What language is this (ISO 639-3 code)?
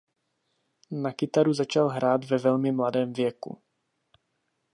ces